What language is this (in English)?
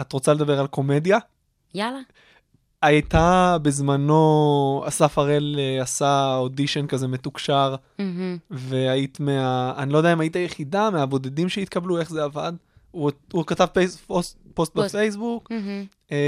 Hebrew